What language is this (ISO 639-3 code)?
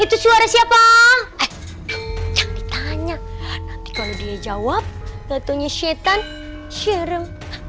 ind